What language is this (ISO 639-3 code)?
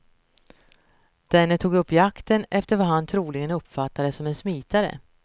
swe